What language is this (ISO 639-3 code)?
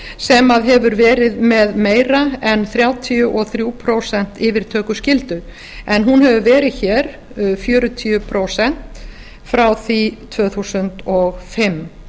isl